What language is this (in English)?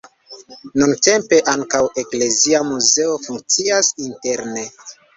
Esperanto